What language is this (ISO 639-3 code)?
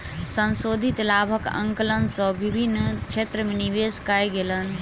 mai